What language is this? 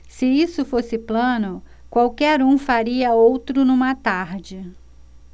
Portuguese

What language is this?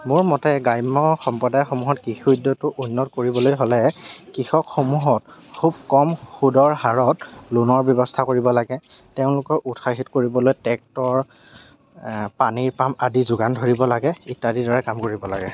Assamese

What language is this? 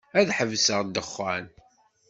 Kabyle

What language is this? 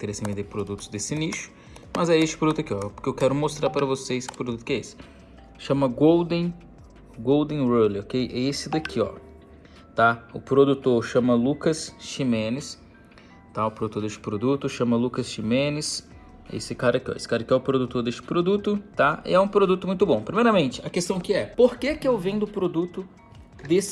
Portuguese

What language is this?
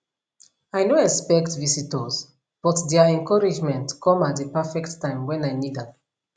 Nigerian Pidgin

